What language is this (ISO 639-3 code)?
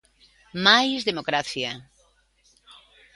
glg